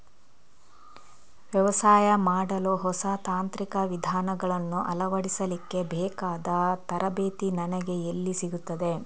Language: Kannada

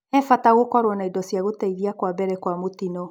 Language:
Kikuyu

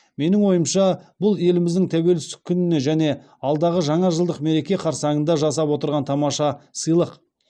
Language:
Kazakh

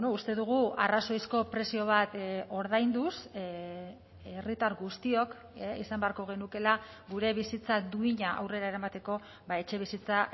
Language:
Basque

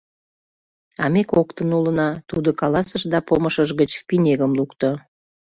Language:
Mari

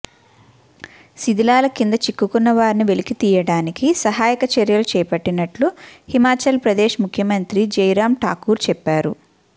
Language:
Telugu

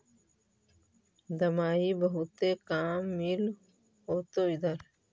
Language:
Magahi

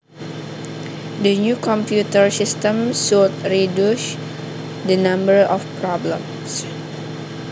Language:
Javanese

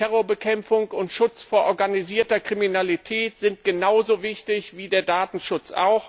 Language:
German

